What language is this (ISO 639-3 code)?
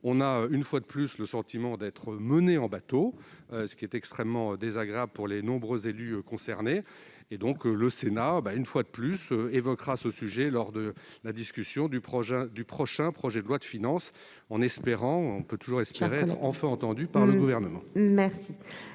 fra